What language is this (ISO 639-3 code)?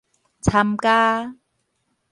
nan